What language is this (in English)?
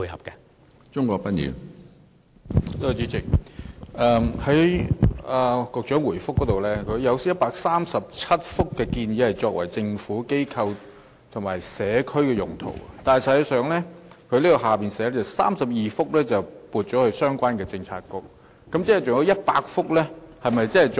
Cantonese